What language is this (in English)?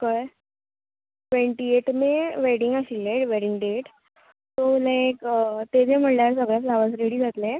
Konkani